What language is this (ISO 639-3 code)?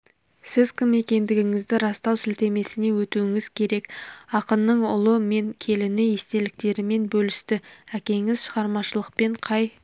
kaz